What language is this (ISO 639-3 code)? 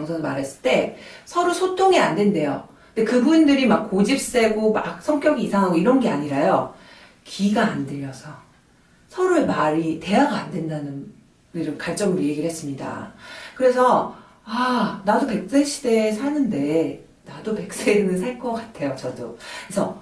kor